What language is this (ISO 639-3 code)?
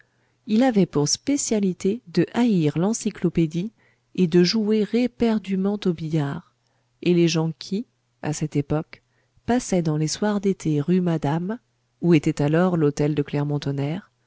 fra